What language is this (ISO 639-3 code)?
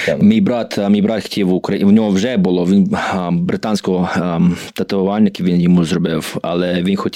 ukr